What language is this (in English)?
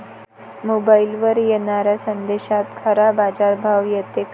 Marathi